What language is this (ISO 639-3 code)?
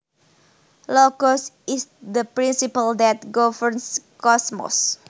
jav